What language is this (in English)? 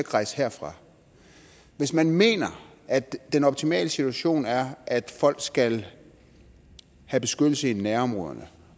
Danish